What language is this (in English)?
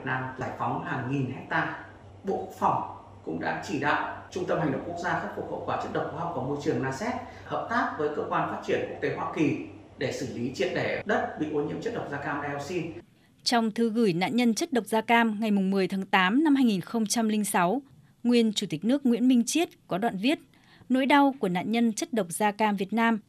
Vietnamese